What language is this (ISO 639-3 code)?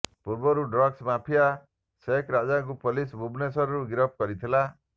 ori